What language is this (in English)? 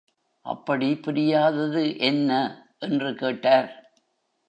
Tamil